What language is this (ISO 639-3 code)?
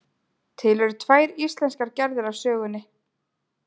isl